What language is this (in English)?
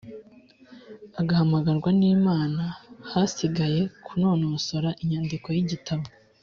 Kinyarwanda